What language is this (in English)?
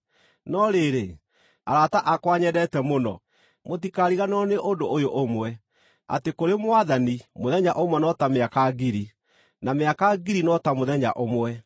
Kikuyu